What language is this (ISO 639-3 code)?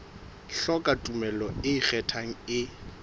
sot